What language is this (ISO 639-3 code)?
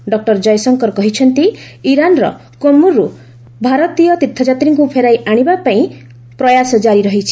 ori